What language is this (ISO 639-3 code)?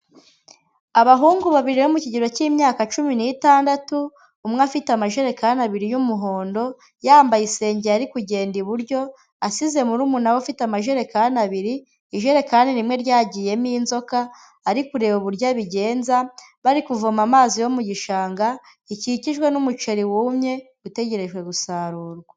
kin